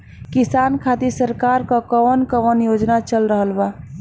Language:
Bhojpuri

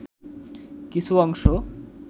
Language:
Bangla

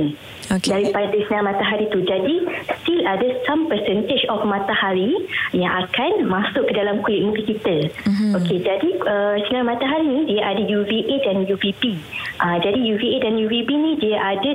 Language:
Malay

